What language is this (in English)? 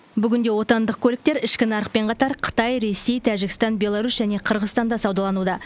Kazakh